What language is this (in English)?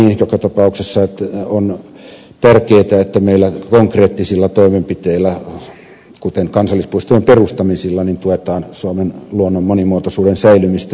Finnish